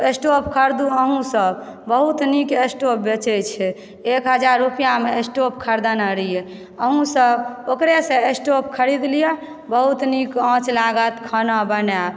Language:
Maithili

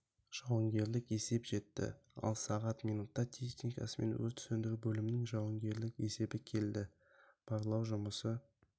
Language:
Kazakh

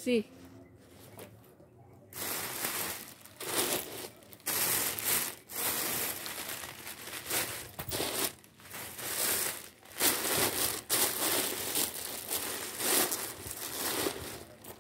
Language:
Indonesian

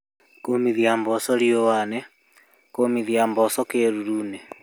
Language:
Kikuyu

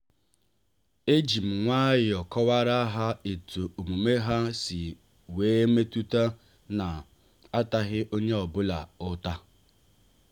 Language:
Igbo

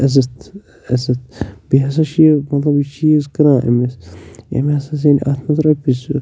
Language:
Kashmiri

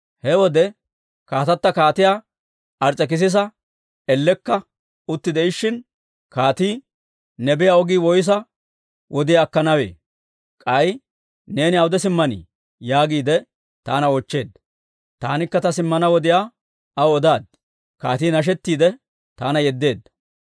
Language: Dawro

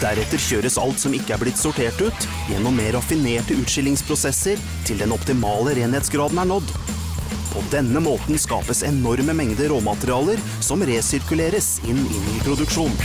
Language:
Norwegian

